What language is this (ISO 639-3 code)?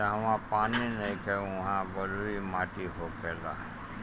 bho